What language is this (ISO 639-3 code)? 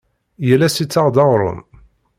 kab